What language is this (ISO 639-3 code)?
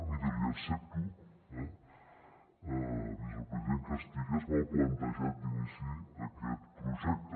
cat